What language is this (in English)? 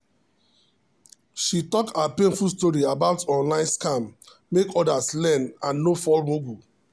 Nigerian Pidgin